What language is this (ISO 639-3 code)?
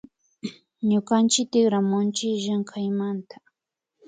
qvi